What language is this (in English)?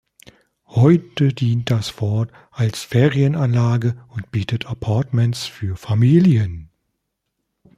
German